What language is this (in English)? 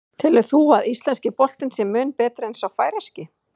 Icelandic